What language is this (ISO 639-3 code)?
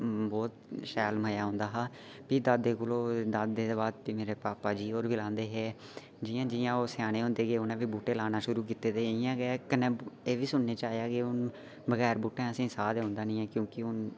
doi